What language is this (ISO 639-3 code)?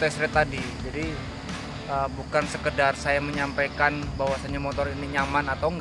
ind